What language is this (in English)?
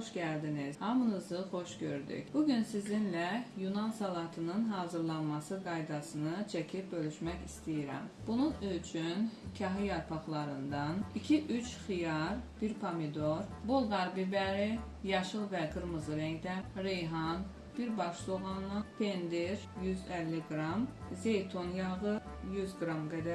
Turkish